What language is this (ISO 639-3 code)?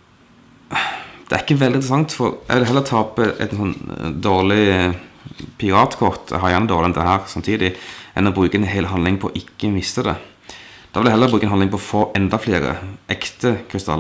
deu